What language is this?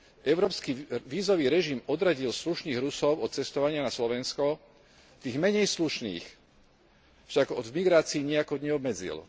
Slovak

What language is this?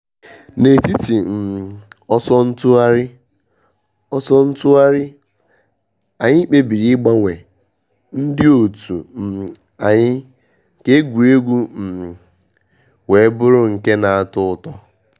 Igbo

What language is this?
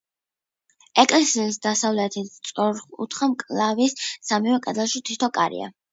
Georgian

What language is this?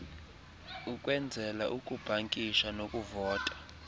Xhosa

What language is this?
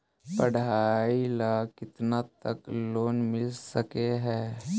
Magahi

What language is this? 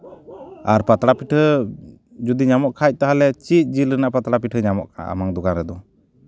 Santali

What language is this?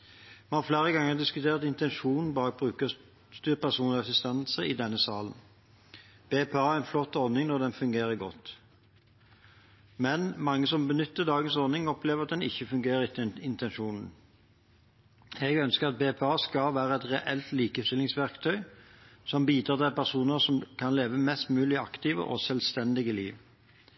Norwegian Bokmål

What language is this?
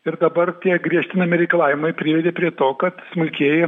Lithuanian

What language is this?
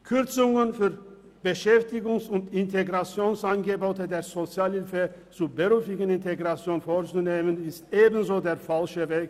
Swiss German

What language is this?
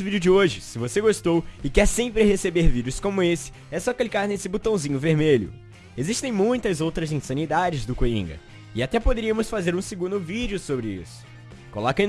Portuguese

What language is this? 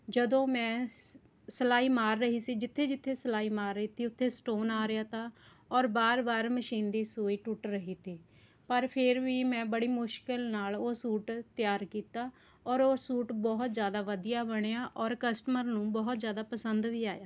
Punjabi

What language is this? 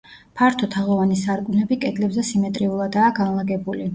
Georgian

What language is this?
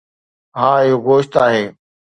Sindhi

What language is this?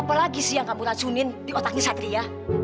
Indonesian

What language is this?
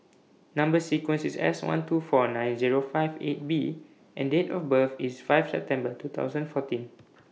English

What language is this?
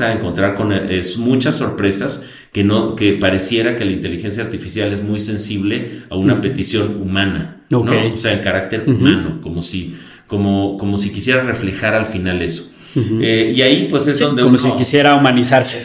Spanish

